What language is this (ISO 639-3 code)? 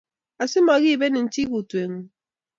kln